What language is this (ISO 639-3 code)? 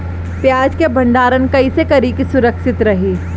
bho